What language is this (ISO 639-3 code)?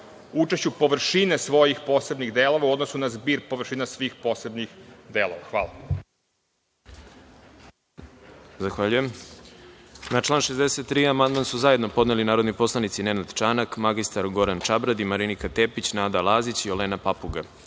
srp